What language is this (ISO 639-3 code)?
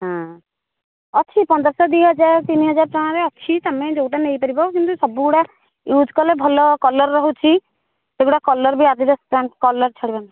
ori